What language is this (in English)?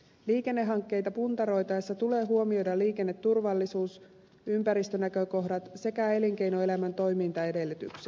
Finnish